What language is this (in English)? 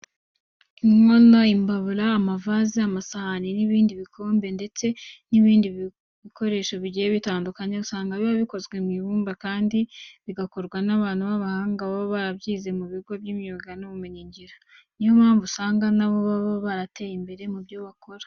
Kinyarwanda